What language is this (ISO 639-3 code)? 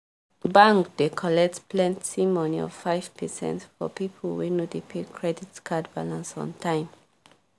pcm